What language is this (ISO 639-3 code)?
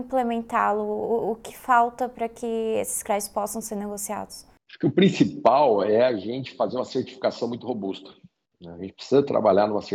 por